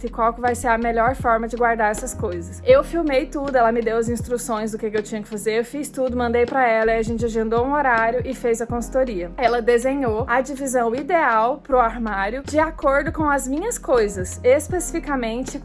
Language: Portuguese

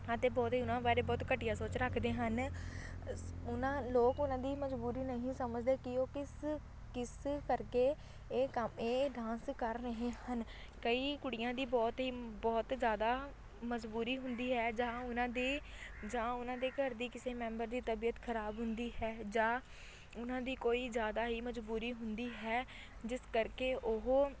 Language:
Punjabi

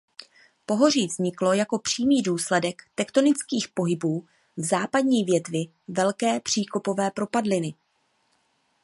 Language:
Czech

